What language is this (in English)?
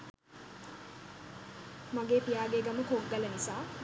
Sinhala